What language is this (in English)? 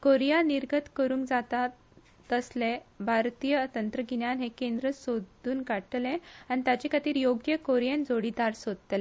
Konkani